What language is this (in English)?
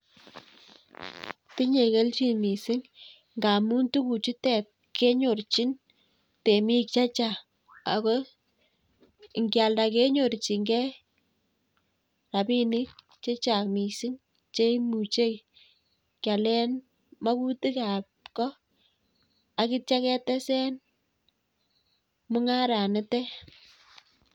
Kalenjin